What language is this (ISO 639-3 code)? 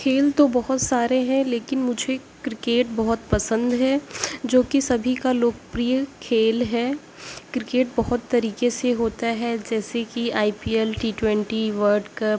urd